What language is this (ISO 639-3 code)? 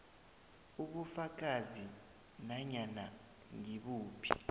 nbl